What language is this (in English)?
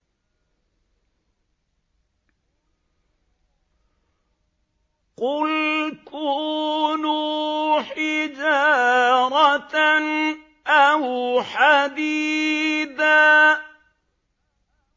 Arabic